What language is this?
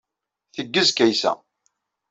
Kabyle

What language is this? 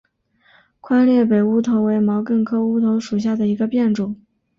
Chinese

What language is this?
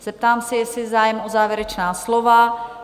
Czech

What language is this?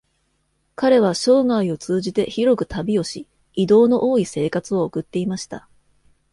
Japanese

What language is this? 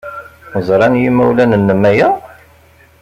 Kabyle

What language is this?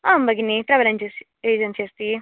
Sanskrit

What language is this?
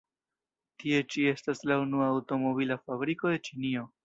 Esperanto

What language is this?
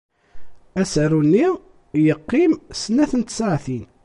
Kabyle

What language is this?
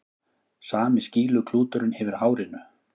Icelandic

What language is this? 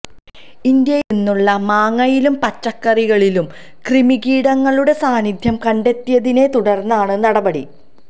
Malayalam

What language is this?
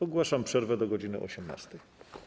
Polish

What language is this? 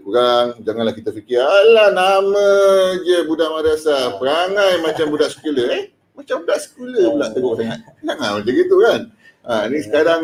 Malay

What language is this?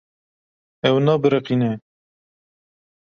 Kurdish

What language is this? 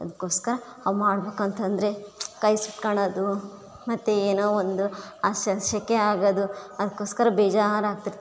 Kannada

